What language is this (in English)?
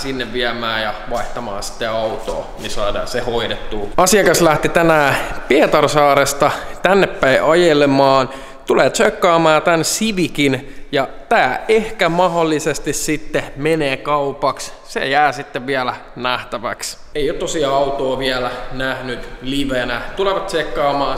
Finnish